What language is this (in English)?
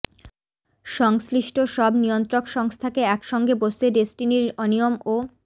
Bangla